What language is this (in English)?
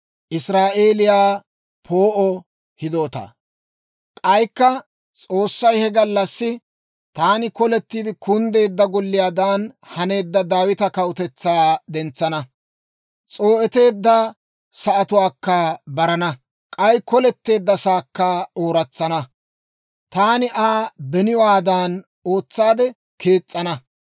Dawro